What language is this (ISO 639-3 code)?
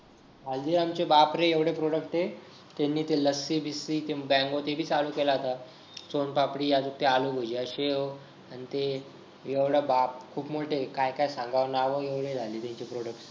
mar